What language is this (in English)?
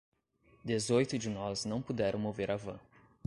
Portuguese